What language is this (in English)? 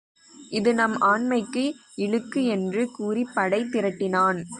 Tamil